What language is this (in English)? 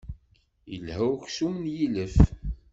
Kabyle